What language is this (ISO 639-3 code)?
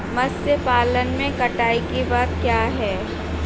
hin